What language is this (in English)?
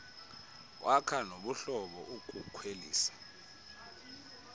Xhosa